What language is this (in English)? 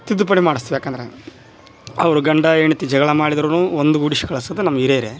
Kannada